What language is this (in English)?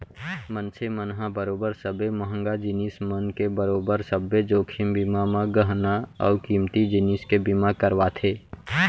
Chhattisgarhi